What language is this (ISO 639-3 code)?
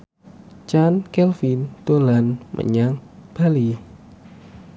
jav